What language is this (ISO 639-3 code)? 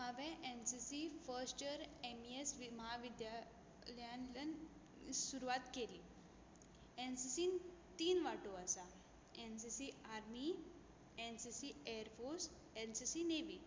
kok